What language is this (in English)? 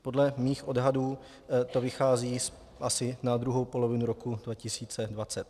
Czech